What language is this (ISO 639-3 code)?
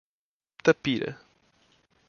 por